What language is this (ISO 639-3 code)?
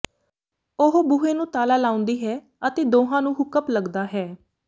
pan